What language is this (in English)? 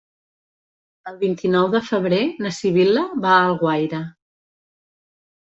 Catalan